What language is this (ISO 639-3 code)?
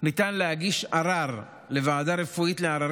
heb